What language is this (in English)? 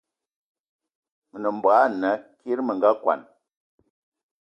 Eton (Cameroon)